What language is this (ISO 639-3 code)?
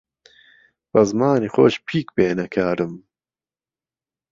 ckb